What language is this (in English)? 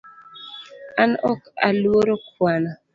Luo (Kenya and Tanzania)